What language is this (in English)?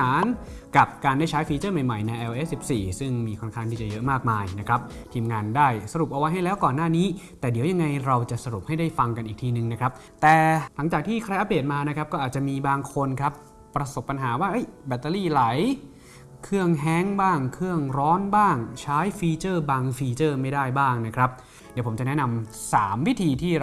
Thai